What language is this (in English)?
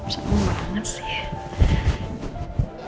Indonesian